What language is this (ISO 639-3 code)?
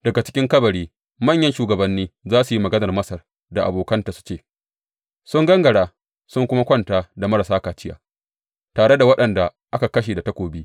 hau